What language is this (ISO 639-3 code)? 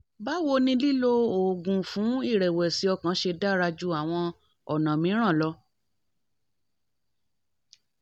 yor